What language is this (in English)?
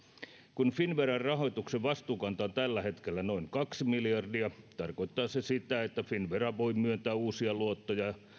Finnish